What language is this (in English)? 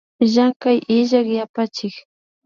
Imbabura Highland Quichua